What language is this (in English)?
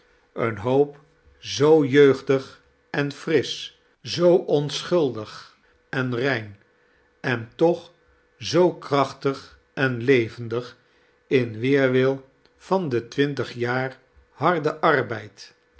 Dutch